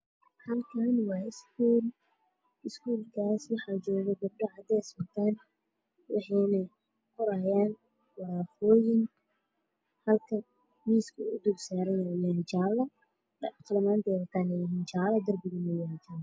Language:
Somali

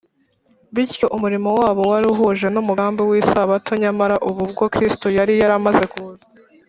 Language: Kinyarwanda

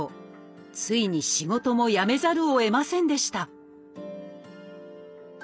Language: Japanese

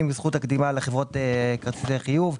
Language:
Hebrew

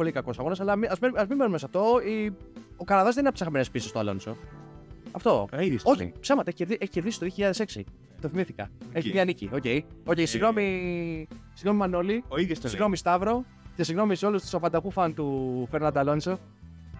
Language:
Greek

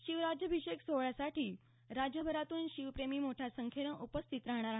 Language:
Marathi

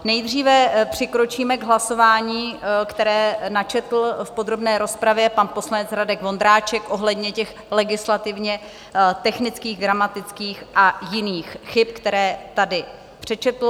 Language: Czech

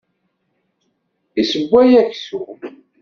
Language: Kabyle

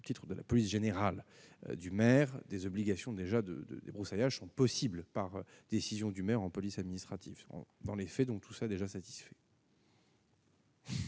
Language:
French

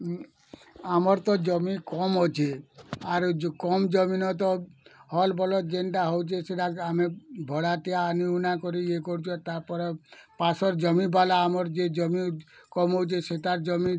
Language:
Odia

